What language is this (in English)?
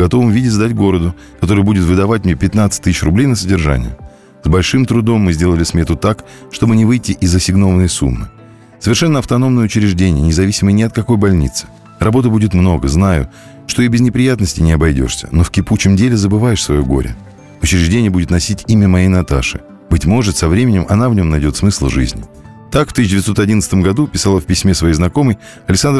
Russian